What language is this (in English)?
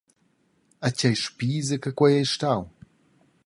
Romansh